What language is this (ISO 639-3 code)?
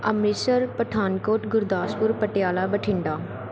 pan